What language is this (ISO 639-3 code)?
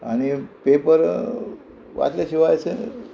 kok